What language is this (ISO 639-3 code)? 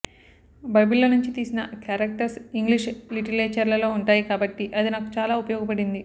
tel